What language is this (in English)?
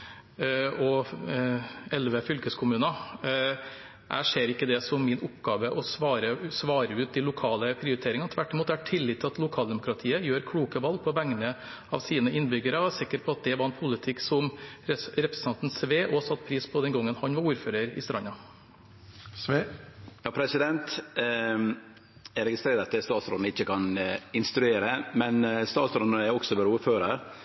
Norwegian